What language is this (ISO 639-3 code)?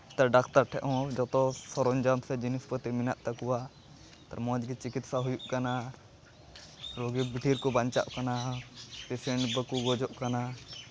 sat